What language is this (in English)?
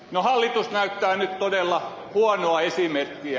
Finnish